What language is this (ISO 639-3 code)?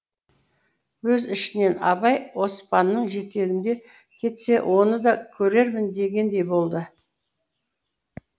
kaz